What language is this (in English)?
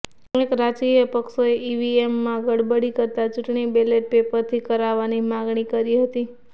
Gujarati